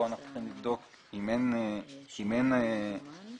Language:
Hebrew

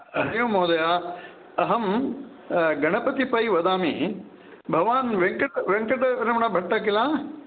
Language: Sanskrit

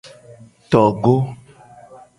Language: Gen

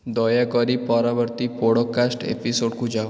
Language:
Odia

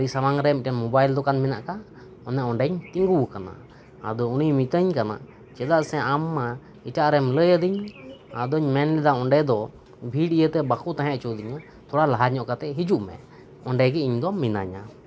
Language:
Santali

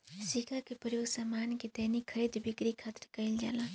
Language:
Bhojpuri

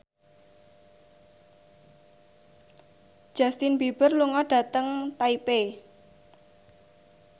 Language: Javanese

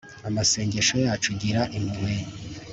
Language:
Kinyarwanda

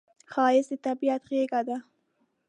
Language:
Pashto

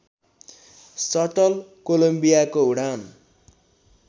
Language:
Nepali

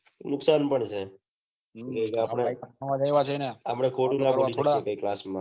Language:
Gujarati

